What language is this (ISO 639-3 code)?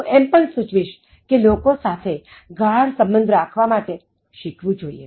guj